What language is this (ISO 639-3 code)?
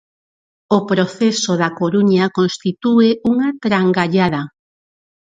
glg